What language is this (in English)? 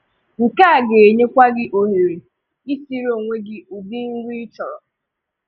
Igbo